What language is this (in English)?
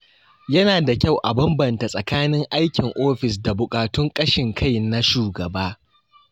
Hausa